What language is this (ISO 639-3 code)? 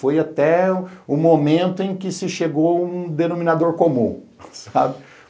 por